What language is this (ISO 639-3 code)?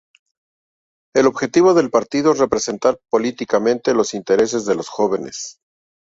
spa